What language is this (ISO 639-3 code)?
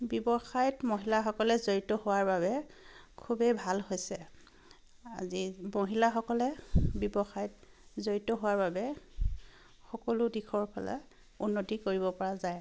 asm